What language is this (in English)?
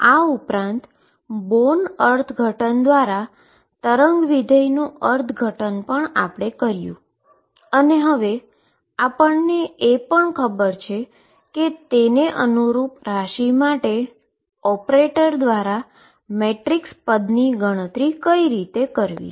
Gujarati